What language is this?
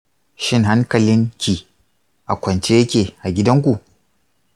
Hausa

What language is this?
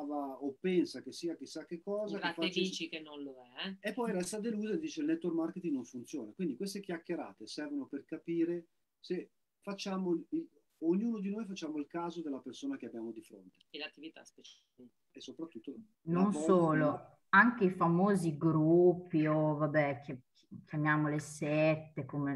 Italian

